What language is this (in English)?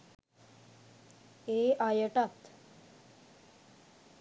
Sinhala